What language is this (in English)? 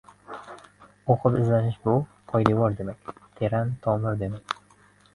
Uzbek